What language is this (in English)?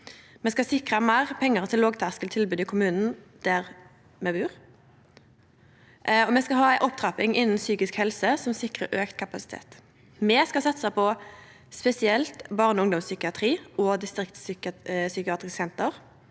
Norwegian